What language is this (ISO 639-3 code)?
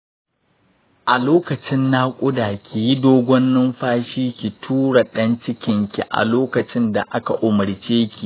hau